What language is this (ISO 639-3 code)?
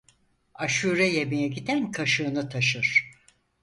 tur